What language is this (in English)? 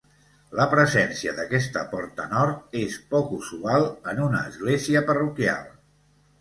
Catalan